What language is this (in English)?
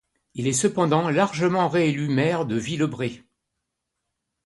French